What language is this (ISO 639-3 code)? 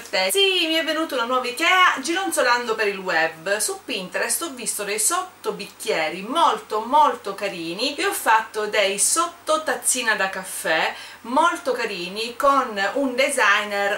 ita